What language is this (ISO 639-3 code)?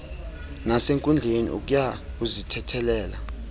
xho